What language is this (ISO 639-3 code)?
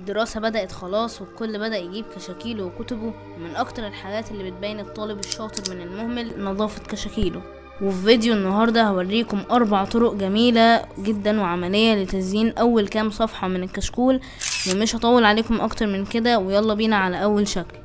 ara